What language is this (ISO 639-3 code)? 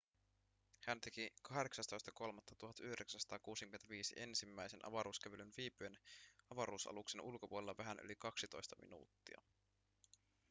fin